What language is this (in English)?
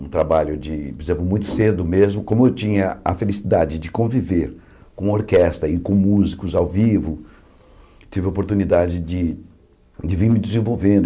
Portuguese